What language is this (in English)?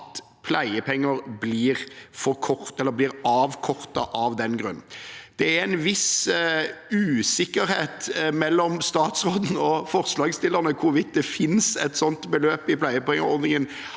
Norwegian